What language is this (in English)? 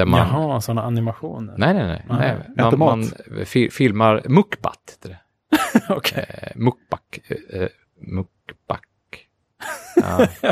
Swedish